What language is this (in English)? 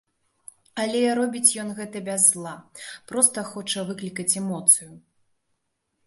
Belarusian